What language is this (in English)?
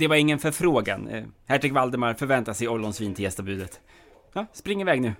Swedish